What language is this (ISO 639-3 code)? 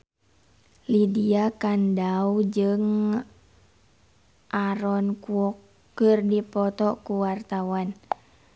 sun